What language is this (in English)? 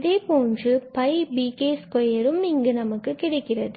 Tamil